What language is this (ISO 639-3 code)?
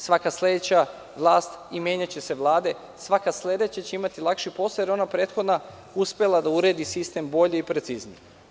srp